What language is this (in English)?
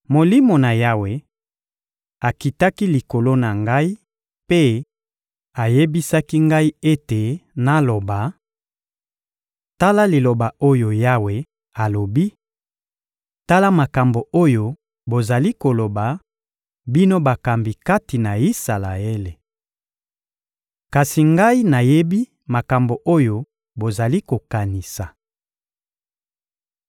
Lingala